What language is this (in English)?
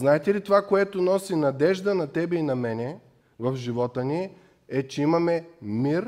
Bulgarian